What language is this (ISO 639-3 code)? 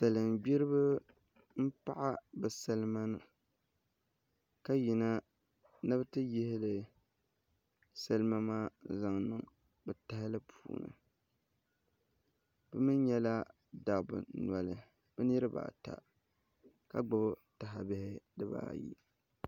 dag